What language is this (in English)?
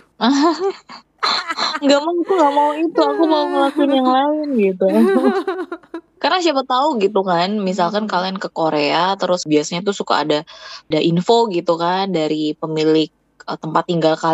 Indonesian